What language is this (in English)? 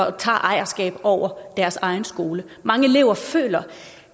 Danish